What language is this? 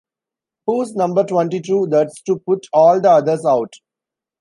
English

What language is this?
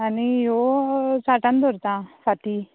Konkani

